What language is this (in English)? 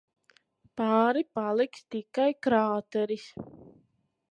Latvian